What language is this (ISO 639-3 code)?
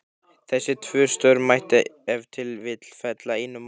isl